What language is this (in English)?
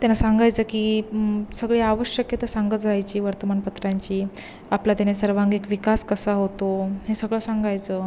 Marathi